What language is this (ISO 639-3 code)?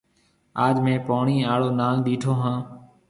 mve